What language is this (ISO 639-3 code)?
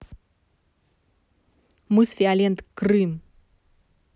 rus